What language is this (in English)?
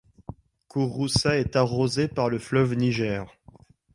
French